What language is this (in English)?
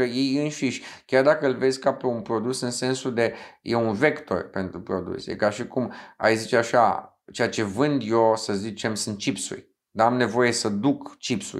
Romanian